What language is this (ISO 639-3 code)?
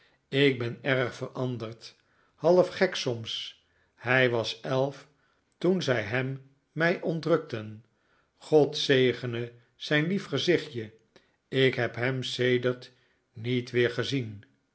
nld